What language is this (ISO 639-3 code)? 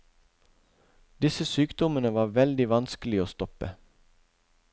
nor